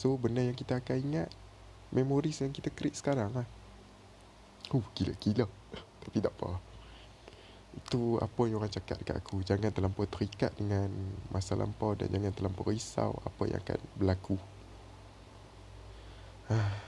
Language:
Malay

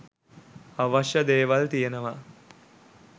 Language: Sinhala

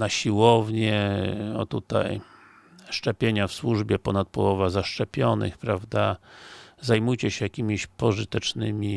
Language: Polish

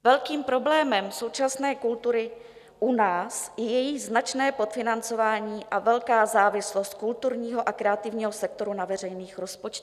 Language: Czech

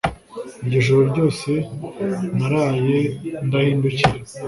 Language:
Kinyarwanda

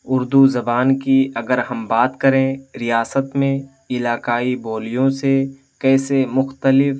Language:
Urdu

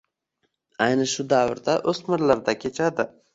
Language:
Uzbek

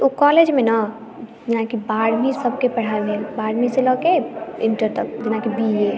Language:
Maithili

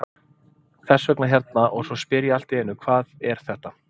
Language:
Icelandic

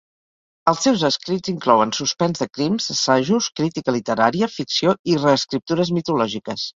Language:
Catalan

